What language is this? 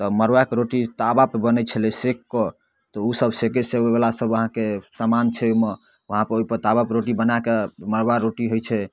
Maithili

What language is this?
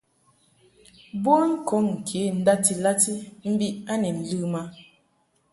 Mungaka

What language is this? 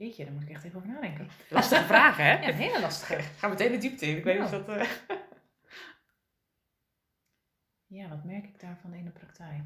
Dutch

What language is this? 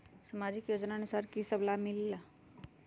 Magahi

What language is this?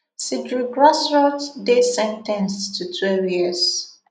Nigerian Pidgin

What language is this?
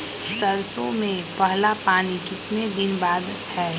Magahi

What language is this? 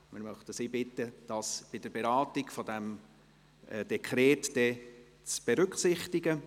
Swiss German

